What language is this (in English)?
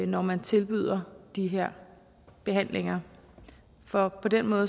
Danish